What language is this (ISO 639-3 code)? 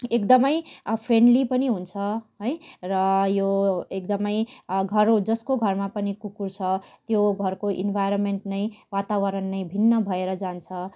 nep